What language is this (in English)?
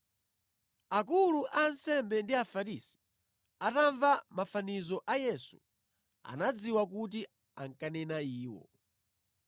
Nyanja